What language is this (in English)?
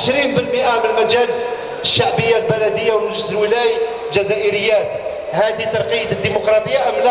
Arabic